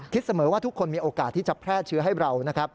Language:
Thai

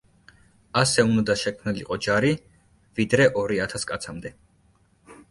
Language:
Georgian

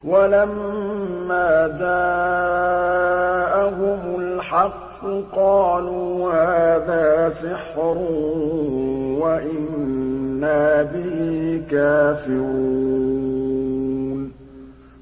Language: Arabic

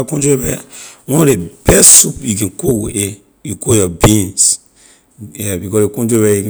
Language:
Liberian English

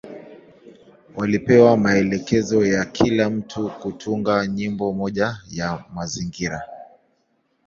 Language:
Swahili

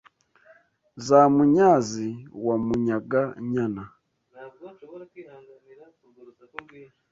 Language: Kinyarwanda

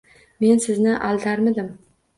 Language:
Uzbek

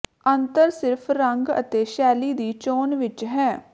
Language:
Punjabi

